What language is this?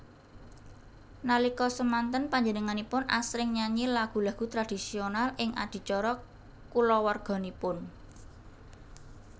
Javanese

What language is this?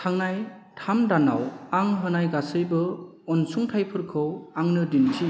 Bodo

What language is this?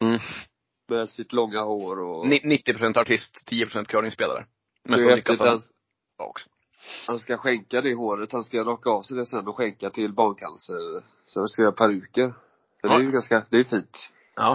Swedish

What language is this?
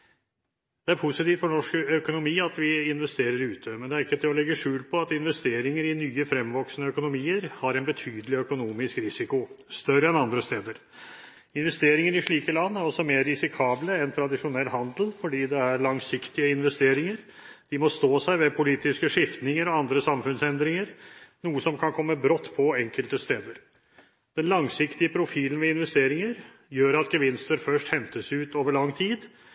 Norwegian Bokmål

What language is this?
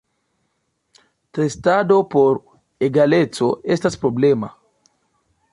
Esperanto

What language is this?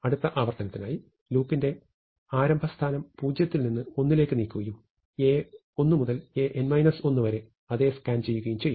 Malayalam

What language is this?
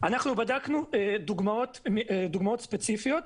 Hebrew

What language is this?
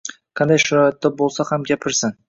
Uzbek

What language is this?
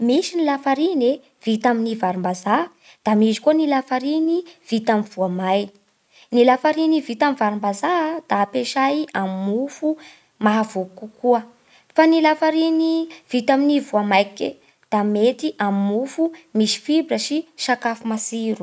Bara Malagasy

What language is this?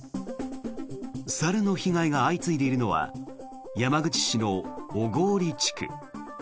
Japanese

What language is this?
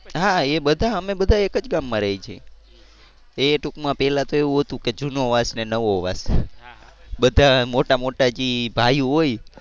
Gujarati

